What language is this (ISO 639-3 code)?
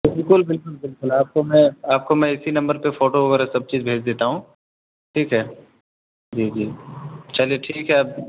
urd